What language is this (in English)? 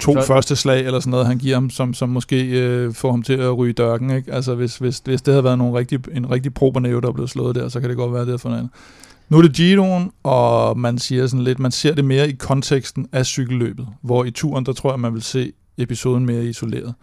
Danish